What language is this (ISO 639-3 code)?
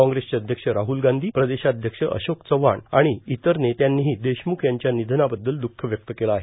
mar